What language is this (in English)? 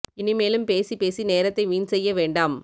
Tamil